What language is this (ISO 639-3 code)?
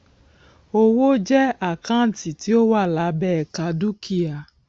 yor